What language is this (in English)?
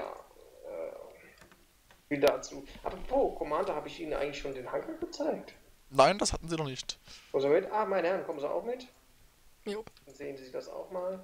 German